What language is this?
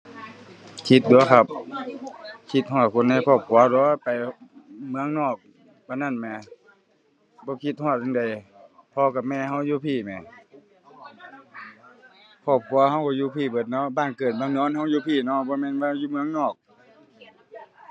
Thai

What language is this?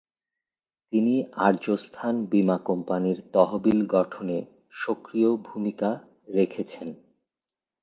Bangla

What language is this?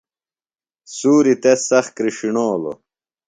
Phalura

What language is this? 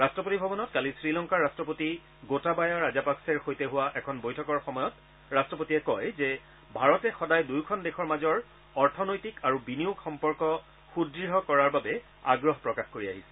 Assamese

